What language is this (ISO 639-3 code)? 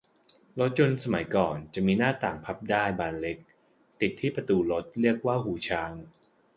tha